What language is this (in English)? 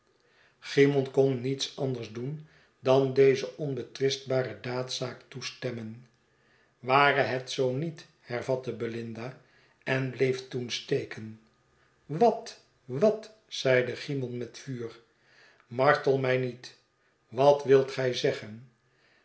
Dutch